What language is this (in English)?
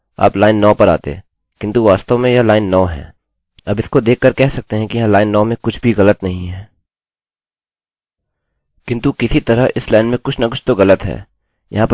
Hindi